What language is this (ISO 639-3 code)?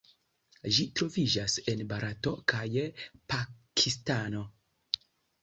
epo